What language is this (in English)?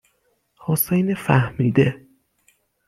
Persian